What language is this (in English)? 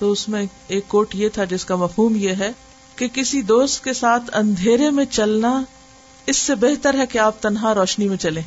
Urdu